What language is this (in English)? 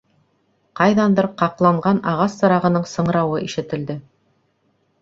Bashkir